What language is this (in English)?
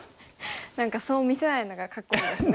Japanese